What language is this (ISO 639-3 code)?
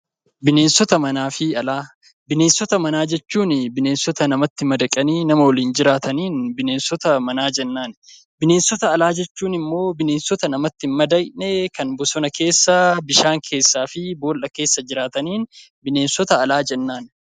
orm